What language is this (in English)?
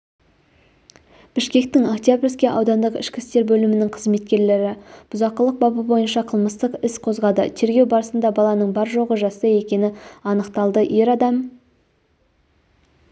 Kazakh